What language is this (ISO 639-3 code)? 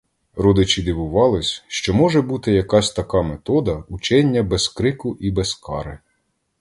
ukr